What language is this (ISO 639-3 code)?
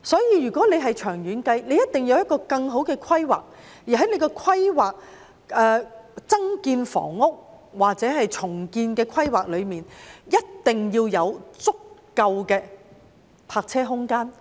yue